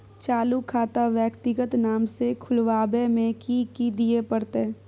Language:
Maithili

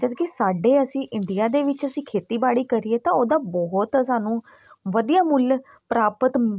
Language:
Punjabi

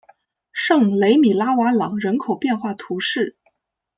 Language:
Chinese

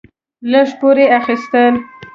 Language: Pashto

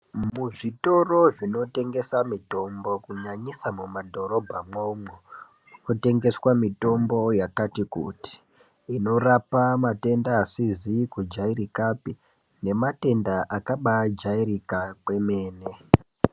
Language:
Ndau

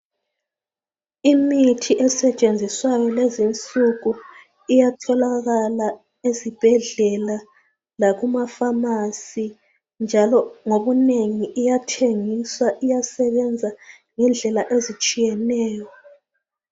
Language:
North Ndebele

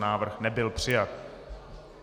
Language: Czech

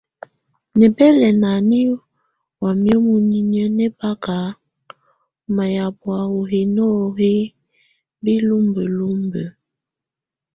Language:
Tunen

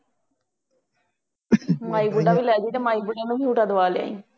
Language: Punjabi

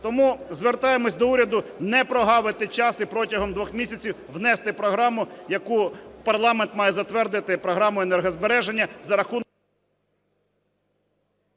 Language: Ukrainian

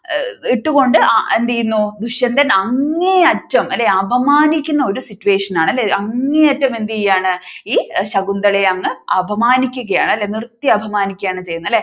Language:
Malayalam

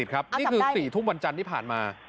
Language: Thai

